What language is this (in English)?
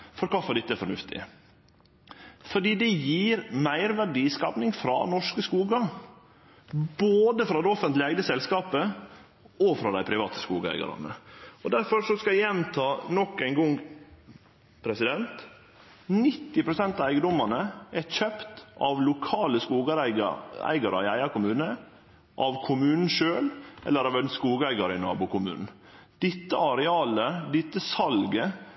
Norwegian Nynorsk